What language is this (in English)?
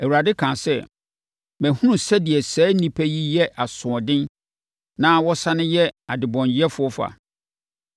Akan